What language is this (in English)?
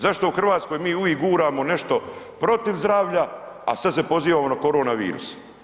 Croatian